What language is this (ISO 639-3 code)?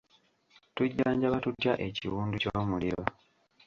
lug